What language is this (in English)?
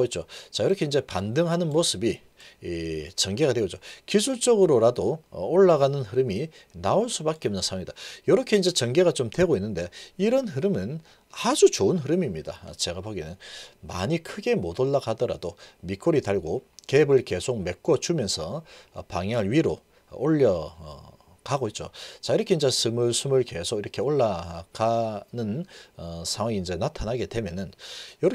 Korean